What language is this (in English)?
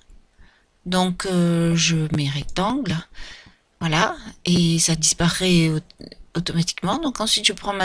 French